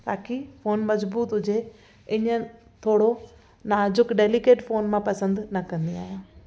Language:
Sindhi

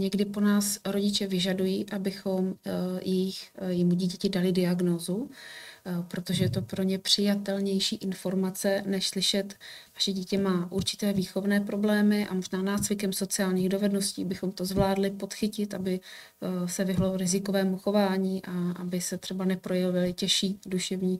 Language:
Czech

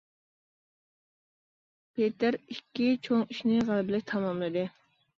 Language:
Uyghur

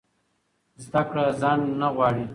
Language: Pashto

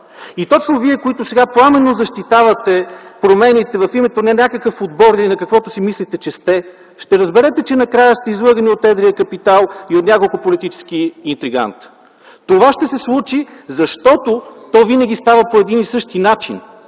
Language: Bulgarian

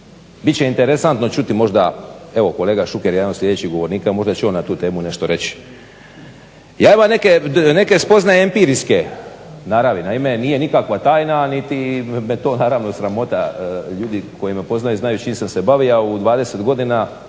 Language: Croatian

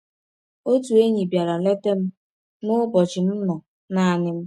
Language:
Igbo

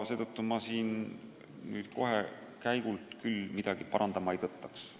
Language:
Estonian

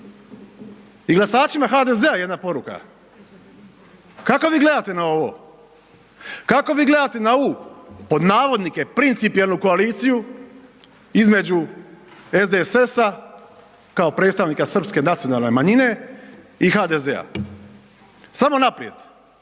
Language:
Croatian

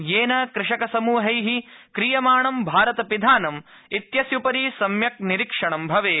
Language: Sanskrit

